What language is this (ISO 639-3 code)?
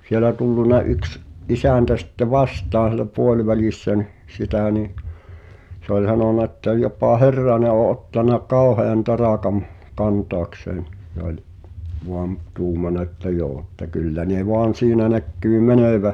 fin